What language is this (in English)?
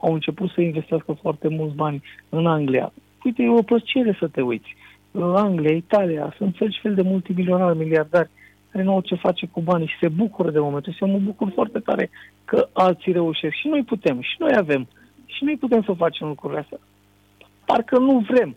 Romanian